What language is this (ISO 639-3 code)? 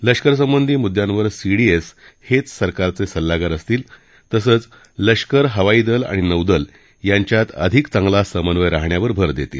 mar